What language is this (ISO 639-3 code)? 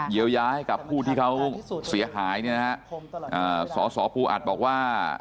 tha